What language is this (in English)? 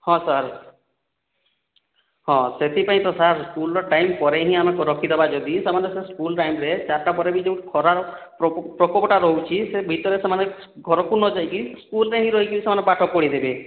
Odia